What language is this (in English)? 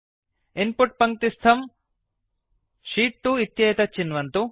Sanskrit